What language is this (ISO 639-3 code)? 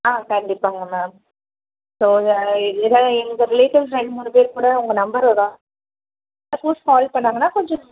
tam